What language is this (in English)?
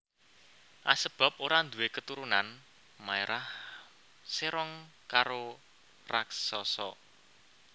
Javanese